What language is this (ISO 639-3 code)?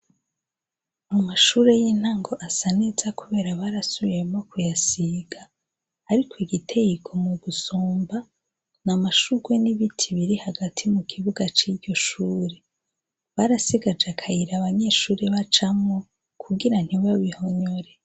run